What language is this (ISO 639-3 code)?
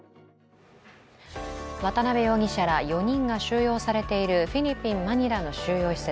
jpn